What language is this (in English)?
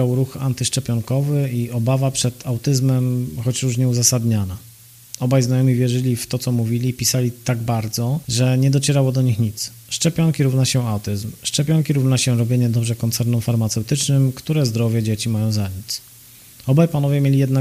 Polish